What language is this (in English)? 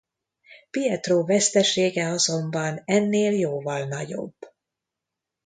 Hungarian